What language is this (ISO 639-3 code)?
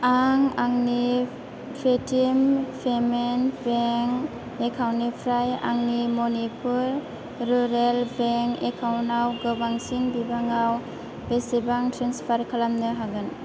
brx